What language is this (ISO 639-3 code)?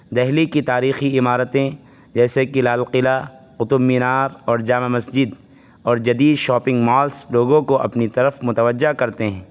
urd